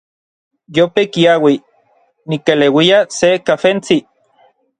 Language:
Orizaba Nahuatl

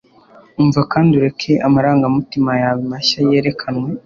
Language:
Kinyarwanda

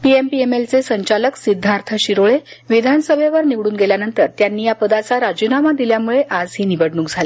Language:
Marathi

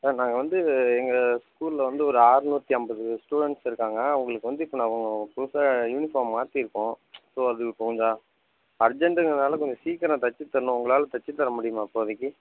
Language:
Tamil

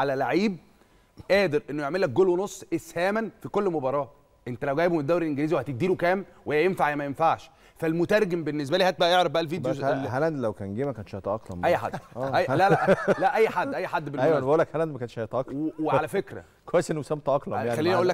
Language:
Arabic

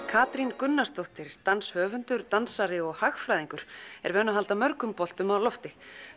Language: Icelandic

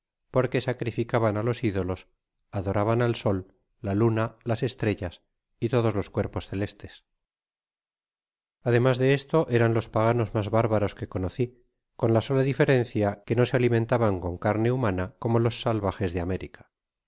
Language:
Spanish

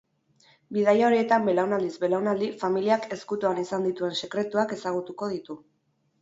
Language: Basque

